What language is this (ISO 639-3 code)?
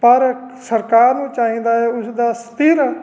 pan